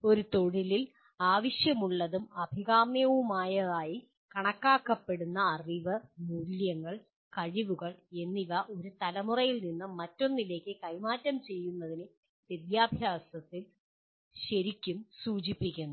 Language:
Malayalam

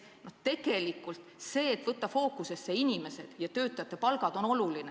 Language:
Estonian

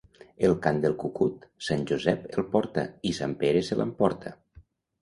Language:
Catalan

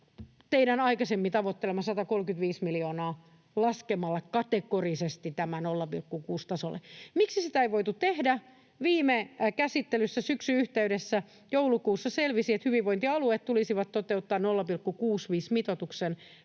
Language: Finnish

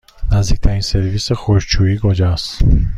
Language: Persian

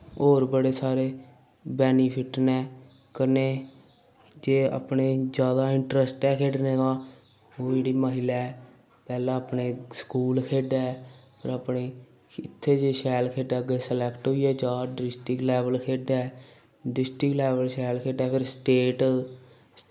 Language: Dogri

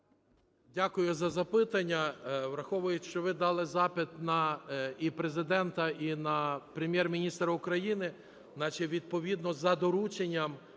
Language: Ukrainian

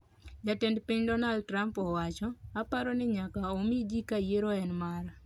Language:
Luo (Kenya and Tanzania)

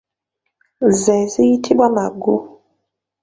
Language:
Ganda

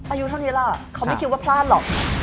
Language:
Thai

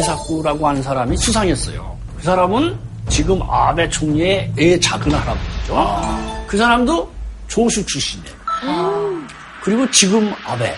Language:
Korean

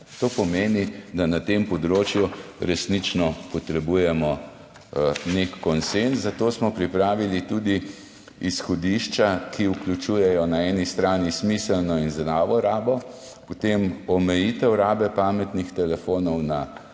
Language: Slovenian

